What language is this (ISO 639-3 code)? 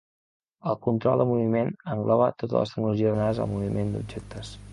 cat